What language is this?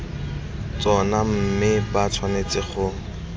Tswana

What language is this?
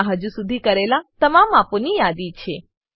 Gujarati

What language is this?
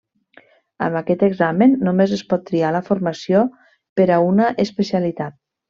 Catalan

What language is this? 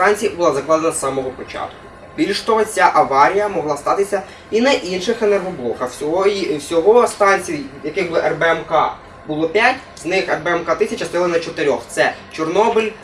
Russian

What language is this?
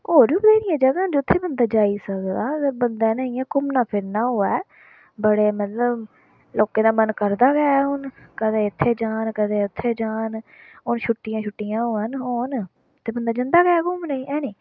Dogri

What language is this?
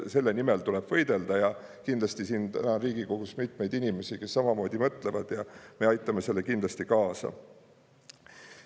Estonian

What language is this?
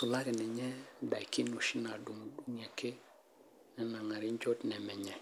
Masai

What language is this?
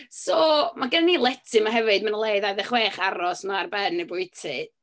Welsh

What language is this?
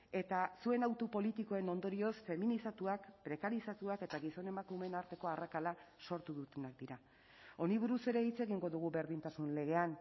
Basque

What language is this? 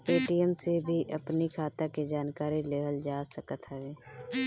Bhojpuri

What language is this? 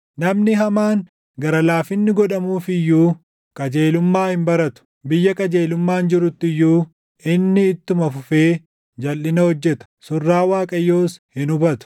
Oromo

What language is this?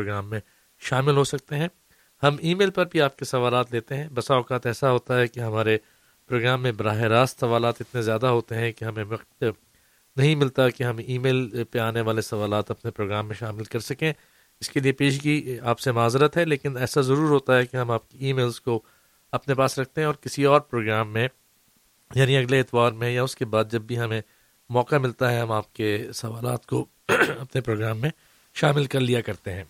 Urdu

